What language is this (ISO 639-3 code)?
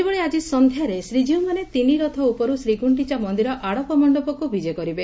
ori